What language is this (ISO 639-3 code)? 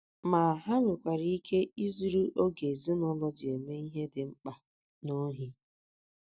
ibo